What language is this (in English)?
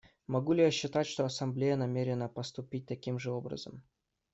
Russian